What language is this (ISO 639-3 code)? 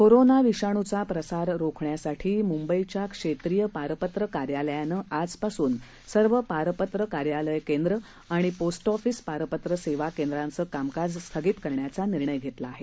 mar